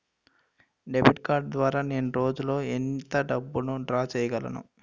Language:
Telugu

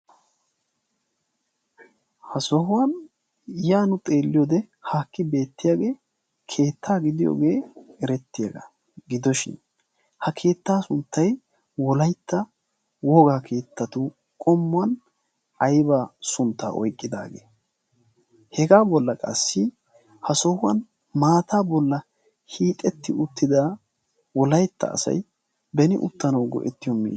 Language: Wolaytta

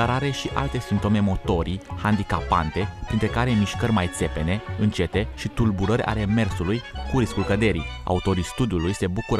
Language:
Romanian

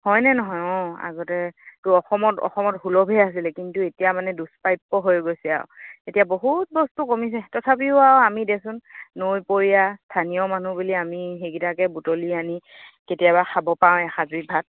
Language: Assamese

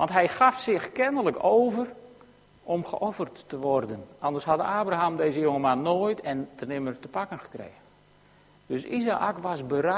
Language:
Dutch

